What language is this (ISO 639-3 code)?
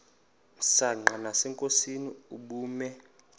xho